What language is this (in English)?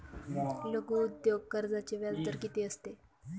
Marathi